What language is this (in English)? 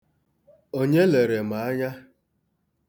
Igbo